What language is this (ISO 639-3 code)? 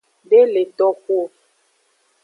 ajg